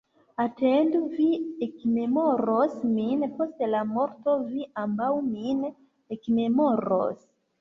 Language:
Esperanto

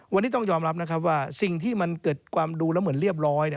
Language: Thai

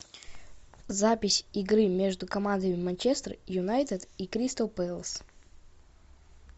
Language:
Russian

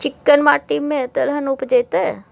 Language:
Maithili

